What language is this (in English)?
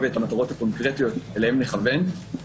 Hebrew